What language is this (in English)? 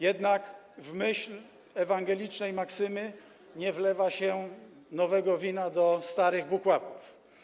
Polish